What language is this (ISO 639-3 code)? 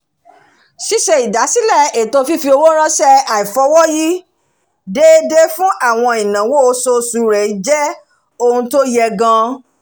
yor